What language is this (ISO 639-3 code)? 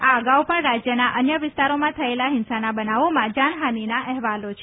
guj